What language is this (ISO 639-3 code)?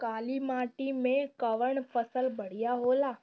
bho